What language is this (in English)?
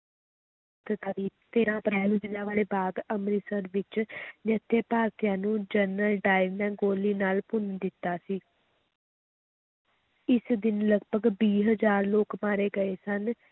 Punjabi